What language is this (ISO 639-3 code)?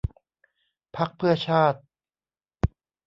tha